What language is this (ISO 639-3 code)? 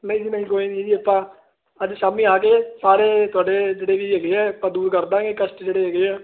pan